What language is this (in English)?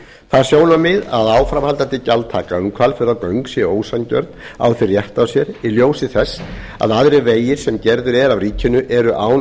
Icelandic